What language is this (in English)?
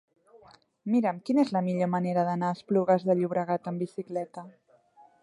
Catalan